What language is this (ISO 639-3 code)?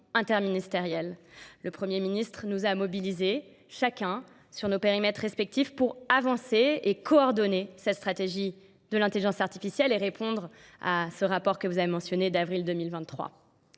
fra